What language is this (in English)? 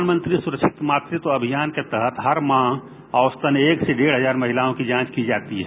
Hindi